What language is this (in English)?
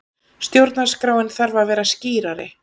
Icelandic